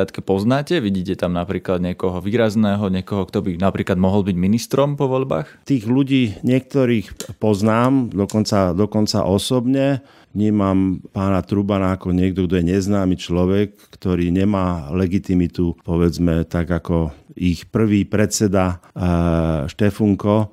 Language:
Slovak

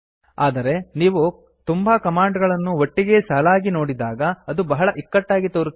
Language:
Kannada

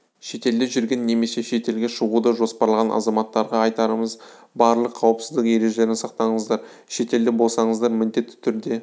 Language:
Kazakh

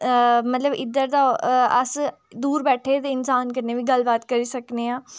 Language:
Dogri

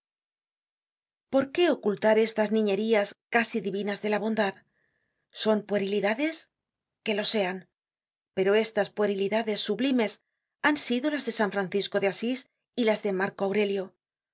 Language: Spanish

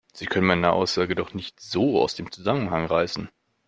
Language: German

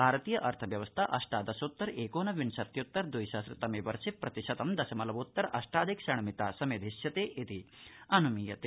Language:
Sanskrit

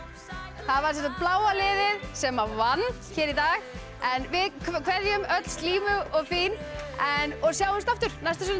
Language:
Icelandic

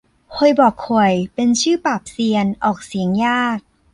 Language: Thai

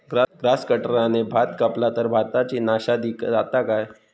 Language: Marathi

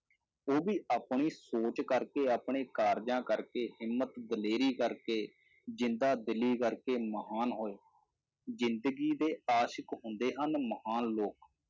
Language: Punjabi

